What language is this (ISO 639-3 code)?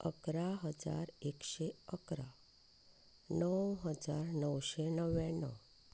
kok